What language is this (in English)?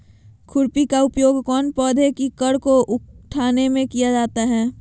Magahi